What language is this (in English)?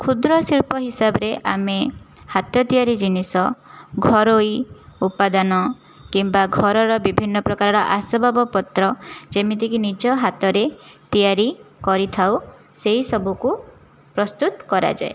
Odia